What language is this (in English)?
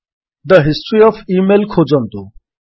Odia